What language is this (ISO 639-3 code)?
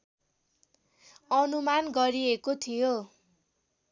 nep